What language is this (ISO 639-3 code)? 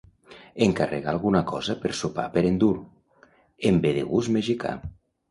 cat